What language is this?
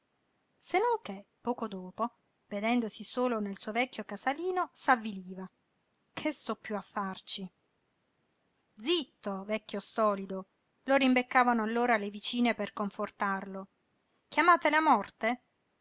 Italian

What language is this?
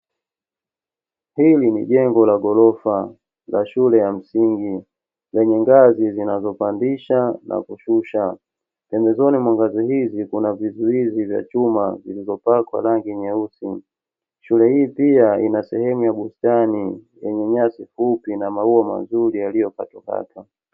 Swahili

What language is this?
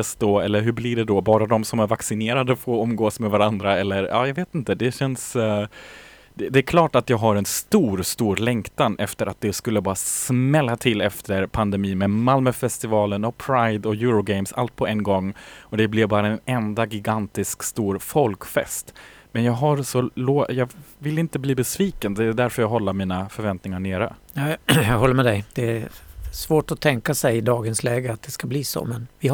Swedish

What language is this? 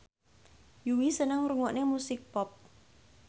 Javanese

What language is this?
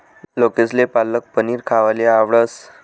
Marathi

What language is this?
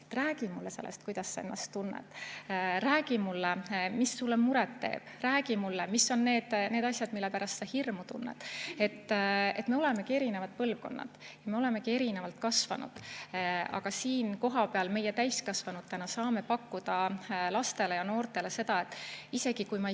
Estonian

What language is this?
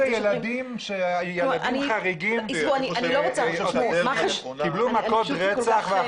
Hebrew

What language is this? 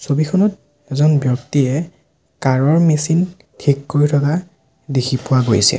Assamese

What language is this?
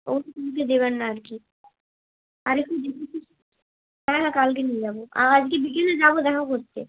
Bangla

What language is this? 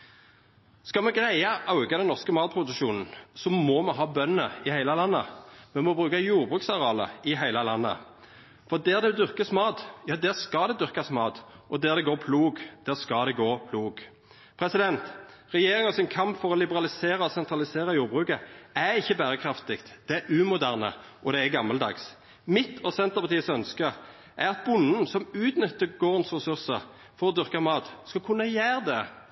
Norwegian Nynorsk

